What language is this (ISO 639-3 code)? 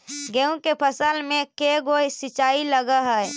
mag